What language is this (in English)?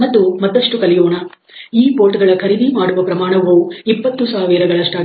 Kannada